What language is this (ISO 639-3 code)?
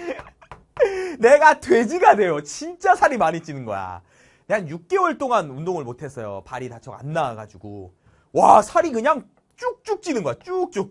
kor